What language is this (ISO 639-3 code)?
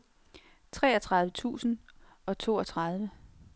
dan